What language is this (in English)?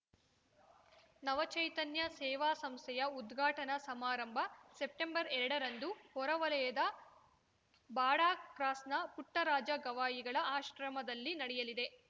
Kannada